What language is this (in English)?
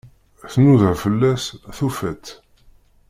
Kabyle